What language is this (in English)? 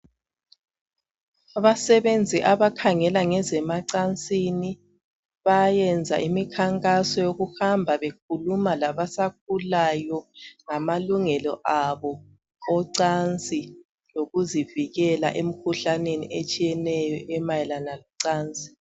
North Ndebele